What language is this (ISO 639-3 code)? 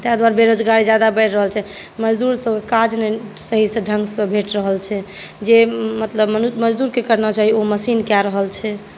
mai